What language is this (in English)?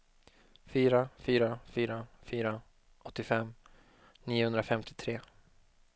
Swedish